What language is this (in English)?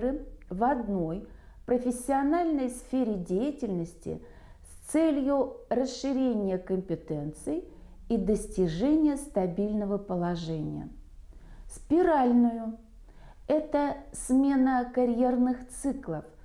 Russian